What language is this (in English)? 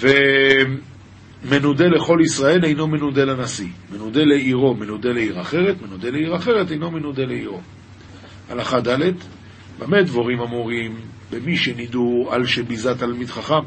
Hebrew